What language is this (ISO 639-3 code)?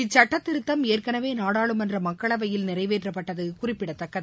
tam